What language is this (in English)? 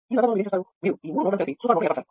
Telugu